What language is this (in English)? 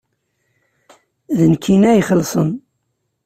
Kabyle